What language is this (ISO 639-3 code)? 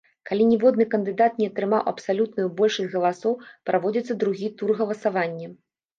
bel